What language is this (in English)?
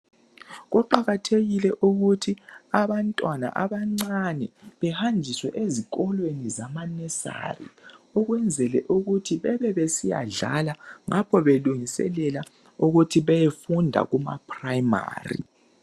North Ndebele